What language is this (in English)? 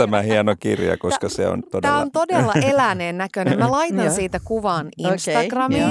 Finnish